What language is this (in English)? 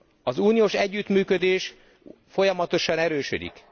Hungarian